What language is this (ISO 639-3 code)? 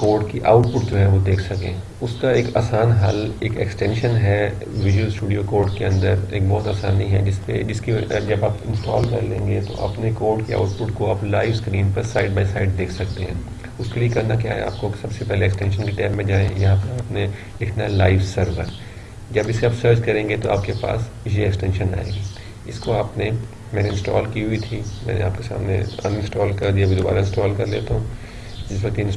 urd